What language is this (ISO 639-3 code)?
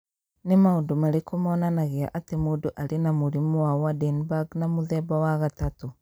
kik